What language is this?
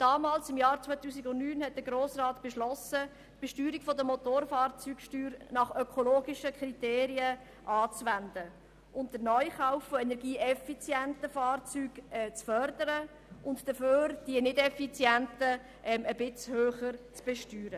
Swiss German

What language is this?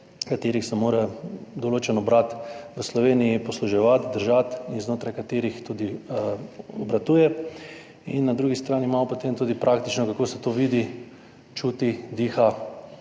Slovenian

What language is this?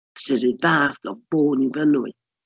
Welsh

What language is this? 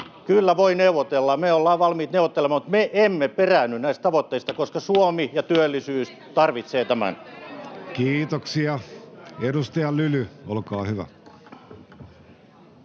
Finnish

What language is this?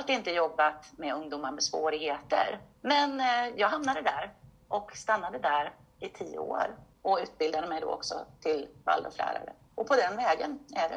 Swedish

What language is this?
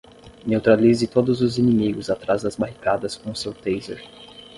Portuguese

